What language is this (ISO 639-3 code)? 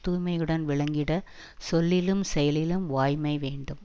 tam